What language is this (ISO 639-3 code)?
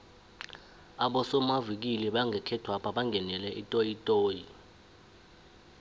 nbl